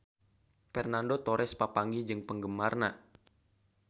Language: Sundanese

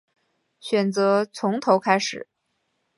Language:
Chinese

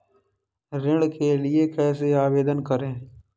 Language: Hindi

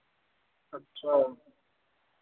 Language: Dogri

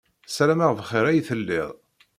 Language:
Kabyle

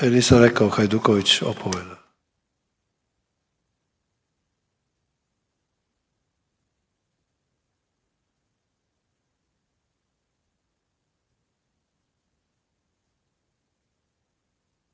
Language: Croatian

